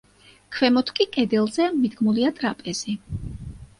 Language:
Georgian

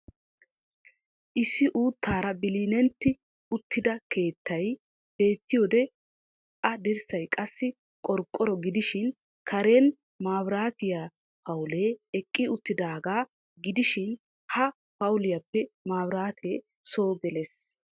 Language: Wolaytta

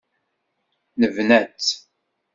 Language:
Kabyle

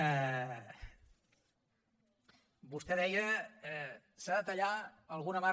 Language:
Catalan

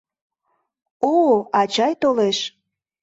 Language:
Mari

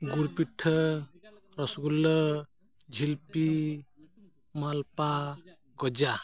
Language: Santali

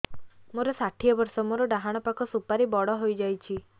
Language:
Odia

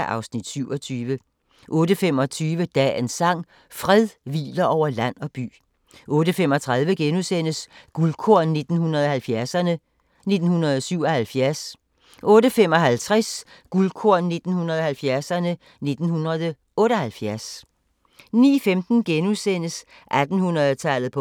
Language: Danish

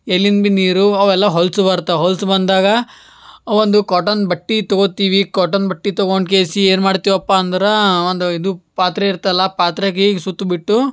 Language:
Kannada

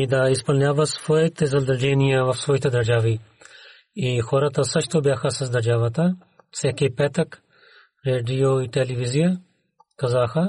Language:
Bulgarian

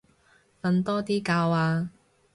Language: Cantonese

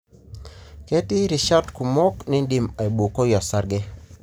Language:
Masai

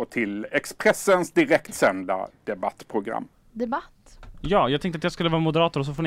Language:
Swedish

